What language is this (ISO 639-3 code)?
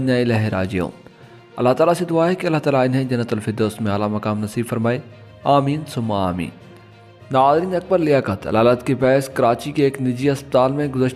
ara